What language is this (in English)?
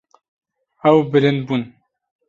Kurdish